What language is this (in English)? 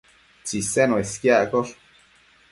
Matsés